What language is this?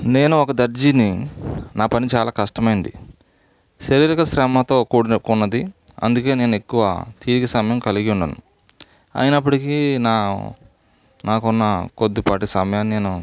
Telugu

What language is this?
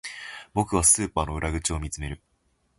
Japanese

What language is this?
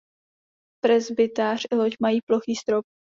Czech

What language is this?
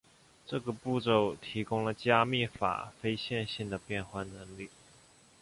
Chinese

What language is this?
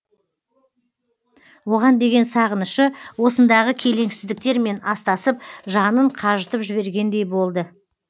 Kazakh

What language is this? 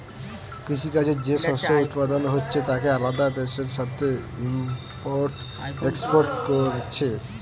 Bangla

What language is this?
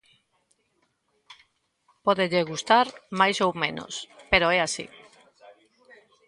Galician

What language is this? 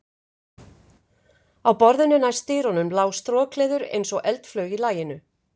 Icelandic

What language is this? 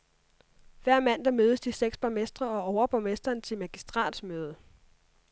Danish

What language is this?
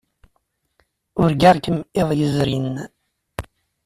Kabyle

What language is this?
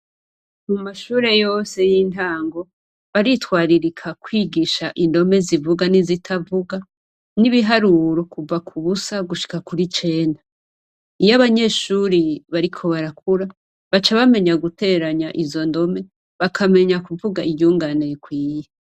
Rundi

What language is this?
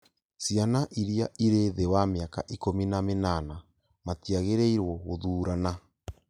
Kikuyu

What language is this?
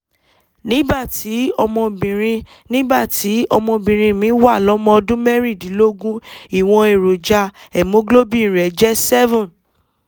Yoruba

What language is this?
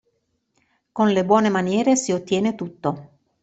Italian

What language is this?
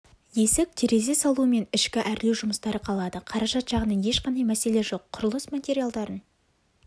Kazakh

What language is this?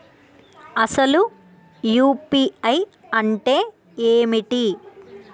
Telugu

